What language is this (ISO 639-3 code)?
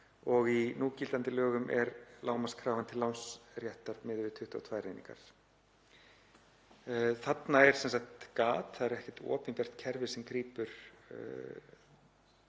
isl